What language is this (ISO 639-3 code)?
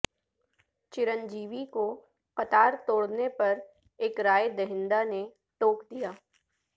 urd